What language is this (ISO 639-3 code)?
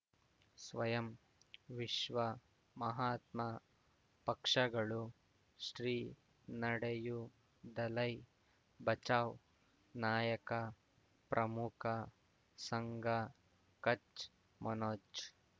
kan